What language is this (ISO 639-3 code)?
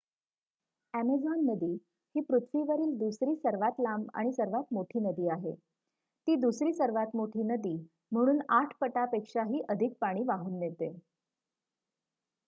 mar